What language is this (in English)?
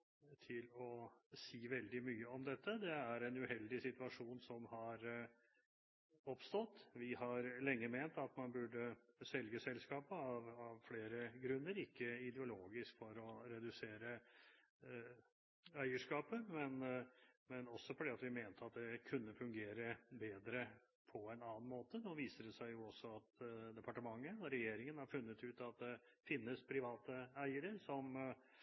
Norwegian Bokmål